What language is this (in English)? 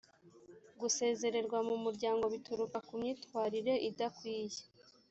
Kinyarwanda